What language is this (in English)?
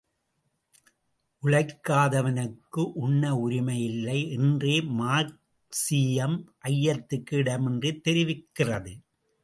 Tamil